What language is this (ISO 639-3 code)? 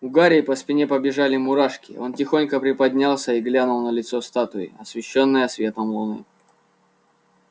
rus